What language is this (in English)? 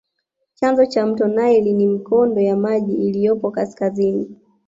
Swahili